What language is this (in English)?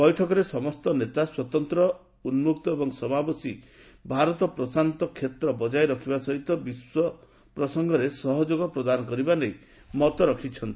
Odia